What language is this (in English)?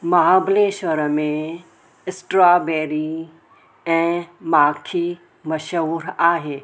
Sindhi